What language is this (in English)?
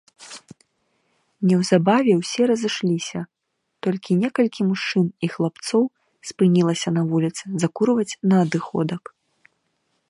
Belarusian